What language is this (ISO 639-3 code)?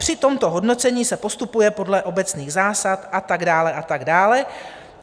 ces